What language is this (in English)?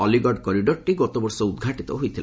Odia